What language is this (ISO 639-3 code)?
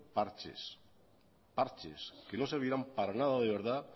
spa